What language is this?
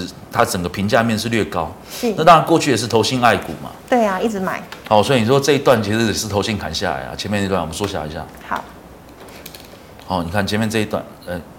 Chinese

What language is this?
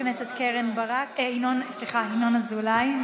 Hebrew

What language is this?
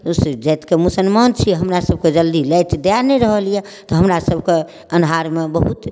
Maithili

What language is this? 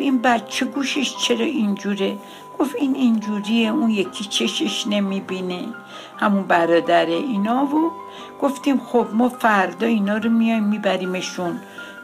Persian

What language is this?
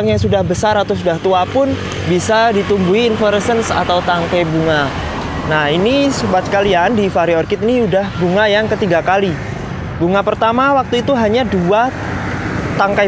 Indonesian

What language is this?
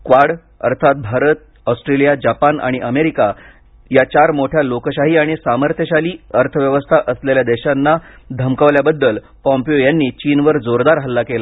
Marathi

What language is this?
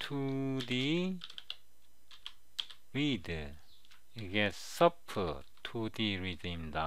Korean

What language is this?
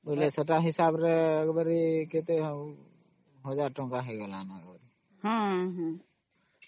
Odia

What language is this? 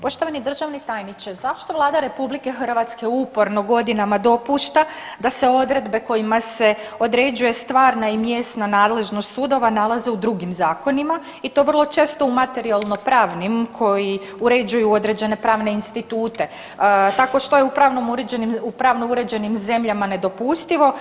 Croatian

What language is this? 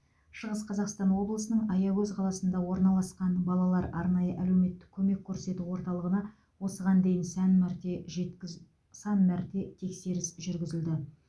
Kazakh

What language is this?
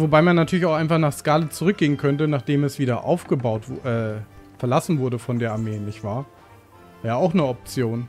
German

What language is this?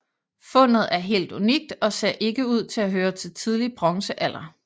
Danish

